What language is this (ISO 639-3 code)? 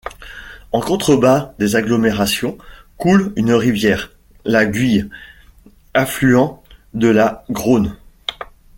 fra